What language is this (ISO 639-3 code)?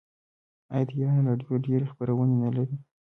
pus